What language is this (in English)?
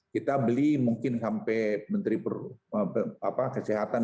Indonesian